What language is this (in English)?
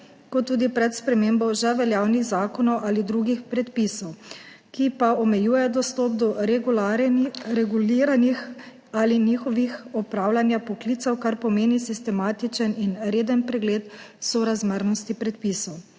Slovenian